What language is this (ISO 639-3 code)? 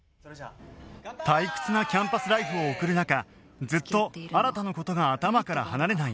jpn